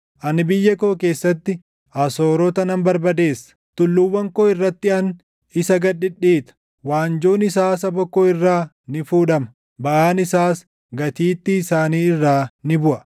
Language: Oromo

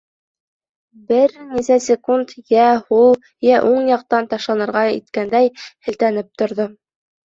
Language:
Bashkir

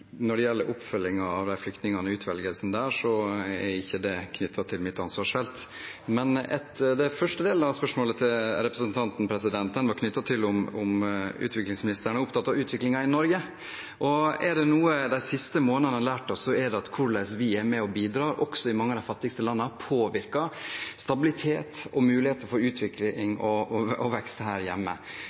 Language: Norwegian Bokmål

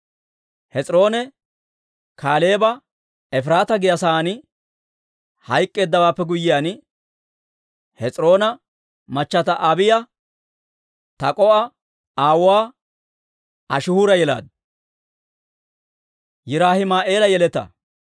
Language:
Dawro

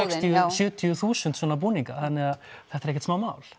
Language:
Icelandic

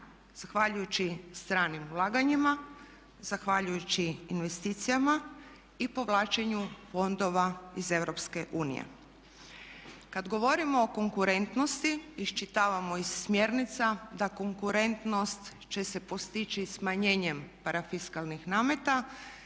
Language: Croatian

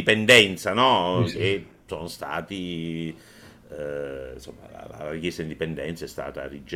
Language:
Italian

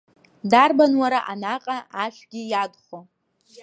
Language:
Abkhazian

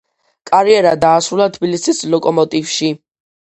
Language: Georgian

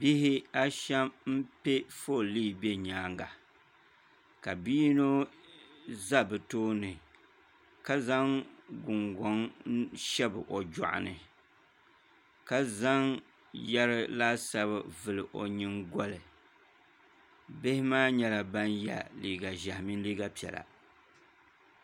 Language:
Dagbani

